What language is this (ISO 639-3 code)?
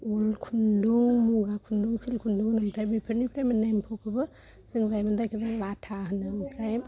brx